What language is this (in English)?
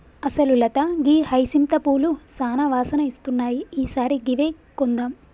Telugu